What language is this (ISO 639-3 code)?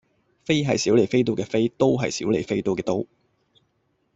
yue